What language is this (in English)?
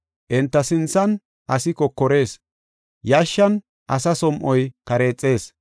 Gofa